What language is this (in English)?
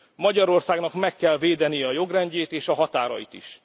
Hungarian